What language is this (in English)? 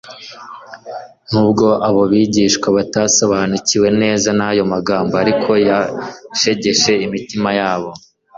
Kinyarwanda